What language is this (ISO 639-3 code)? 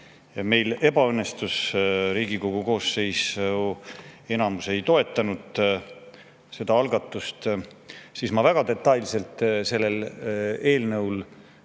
est